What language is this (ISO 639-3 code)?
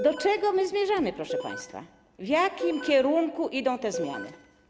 pol